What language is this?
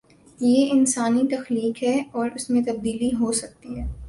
Urdu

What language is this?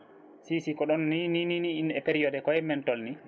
Fula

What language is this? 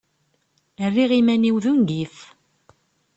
Kabyle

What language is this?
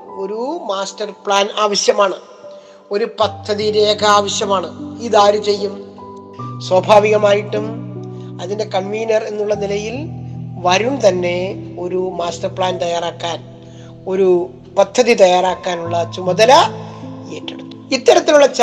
Malayalam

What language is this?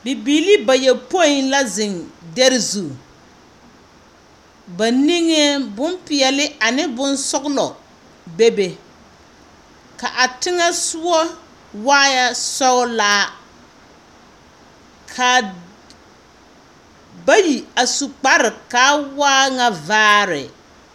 Southern Dagaare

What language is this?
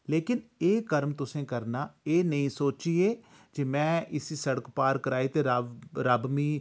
Dogri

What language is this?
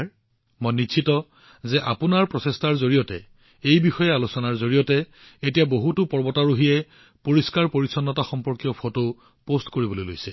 Assamese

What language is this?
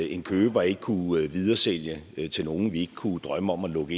Danish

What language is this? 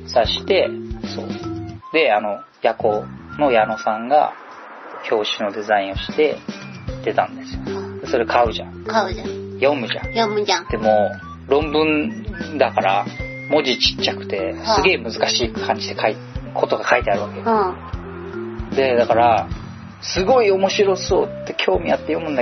Japanese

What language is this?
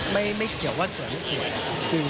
Thai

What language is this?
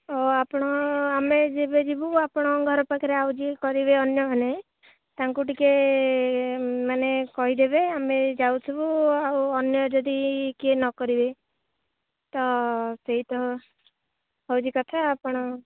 Odia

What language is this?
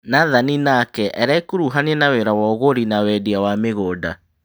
Kikuyu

